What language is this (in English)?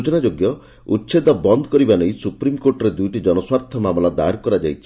Odia